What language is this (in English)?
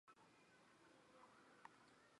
Chinese